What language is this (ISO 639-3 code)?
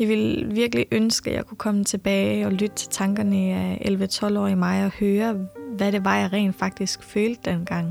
dan